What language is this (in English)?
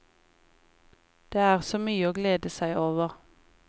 Norwegian